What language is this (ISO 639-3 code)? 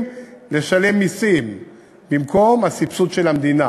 heb